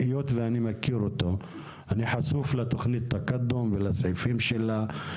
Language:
Hebrew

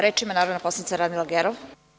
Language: Serbian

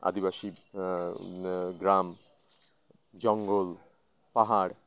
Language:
Bangla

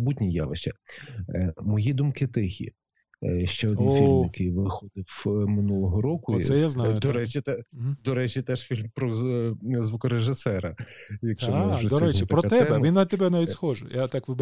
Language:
Ukrainian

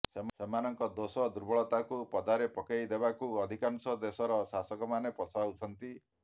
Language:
Odia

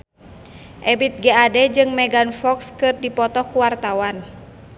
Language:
Sundanese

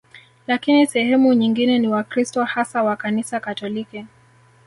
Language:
Swahili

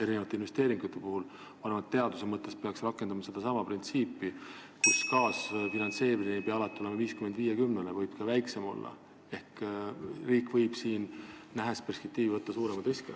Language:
Estonian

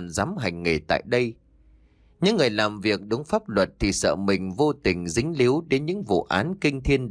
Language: Vietnamese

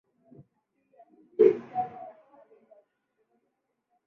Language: Swahili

